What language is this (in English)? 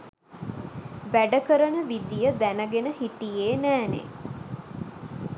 Sinhala